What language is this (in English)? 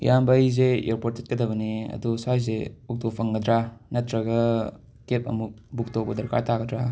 Manipuri